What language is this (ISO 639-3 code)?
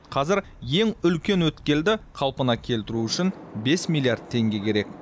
kaz